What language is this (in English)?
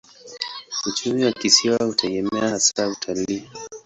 Swahili